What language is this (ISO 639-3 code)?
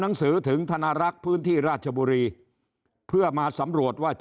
tha